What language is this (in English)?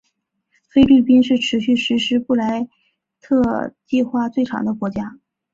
Chinese